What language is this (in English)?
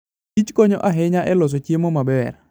Luo (Kenya and Tanzania)